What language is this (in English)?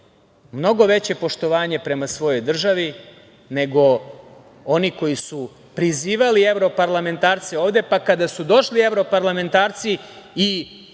Serbian